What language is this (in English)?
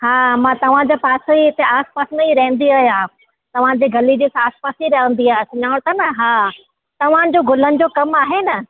Sindhi